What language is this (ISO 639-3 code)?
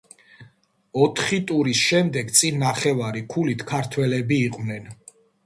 kat